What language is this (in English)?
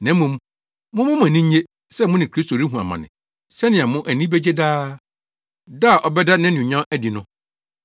Akan